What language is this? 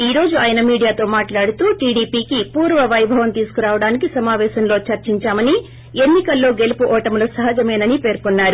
Telugu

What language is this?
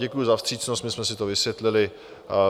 Czech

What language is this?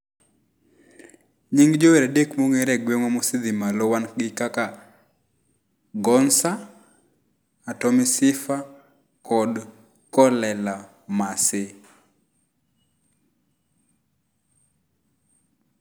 Luo (Kenya and Tanzania)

